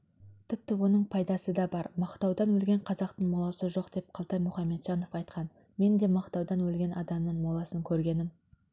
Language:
Kazakh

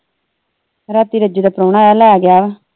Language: Punjabi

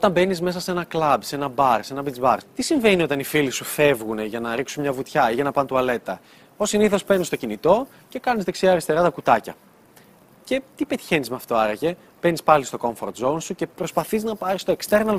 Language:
Greek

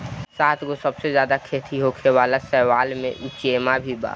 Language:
Bhojpuri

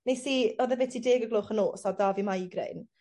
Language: Welsh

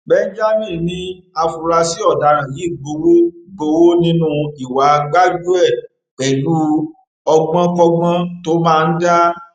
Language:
Yoruba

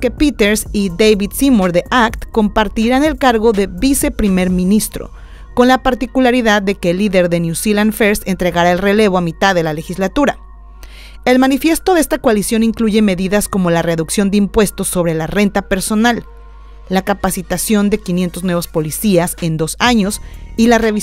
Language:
Spanish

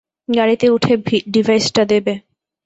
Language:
Bangla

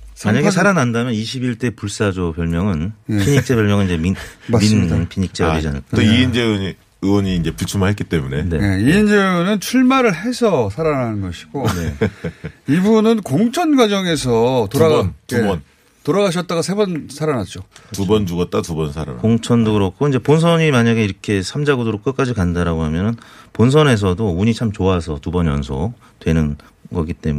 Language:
Korean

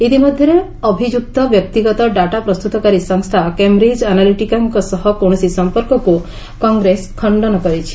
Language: Odia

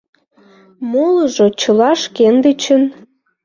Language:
Mari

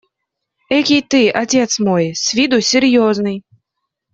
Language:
Russian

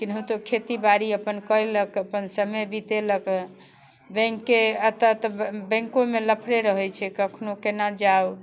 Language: Maithili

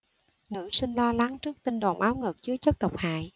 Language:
Vietnamese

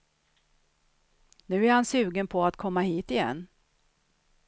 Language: Swedish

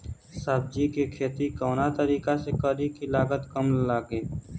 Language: Bhojpuri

